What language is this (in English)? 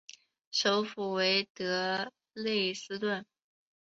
Chinese